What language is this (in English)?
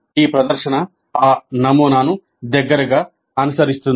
Telugu